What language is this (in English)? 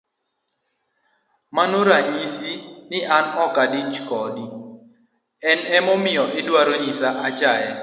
Luo (Kenya and Tanzania)